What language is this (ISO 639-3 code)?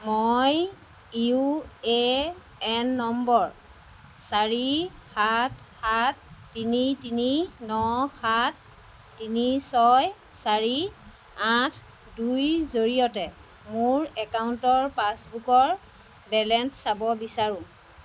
asm